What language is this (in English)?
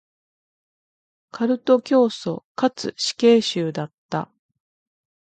Japanese